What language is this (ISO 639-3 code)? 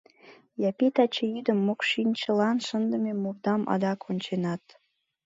chm